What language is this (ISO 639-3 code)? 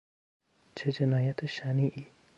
fas